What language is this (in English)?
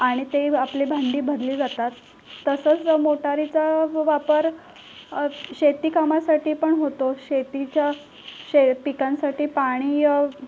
Marathi